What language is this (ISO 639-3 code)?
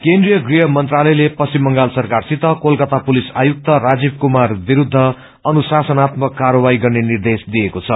nep